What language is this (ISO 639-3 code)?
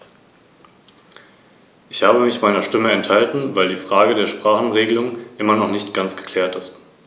deu